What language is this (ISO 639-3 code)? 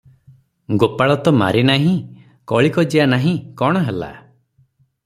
ori